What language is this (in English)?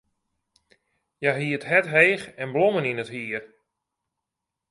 Western Frisian